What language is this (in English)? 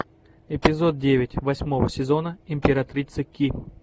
Russian